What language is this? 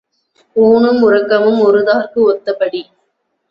Tamil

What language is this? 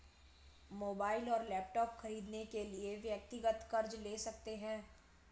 Hindi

